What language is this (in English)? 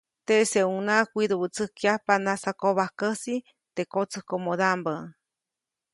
Copainalá Zoque